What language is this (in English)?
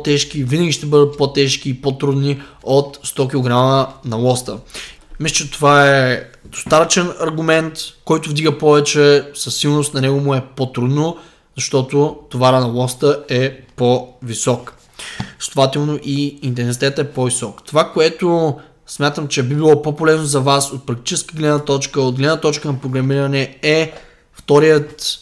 Bulgarian